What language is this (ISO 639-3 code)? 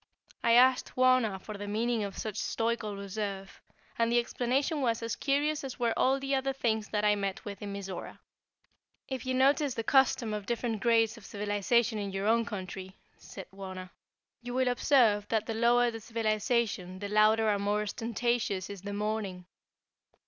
eng